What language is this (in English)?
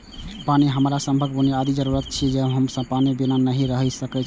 Maithili